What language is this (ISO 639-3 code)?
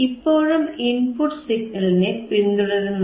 mal